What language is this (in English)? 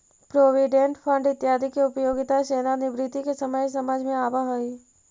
Magahi